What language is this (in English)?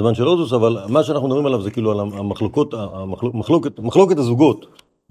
Hebrew